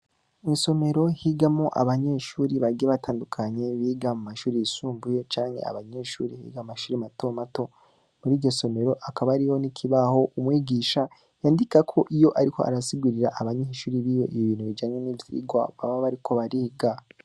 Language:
Rundi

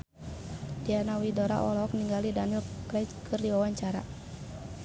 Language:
Sundanese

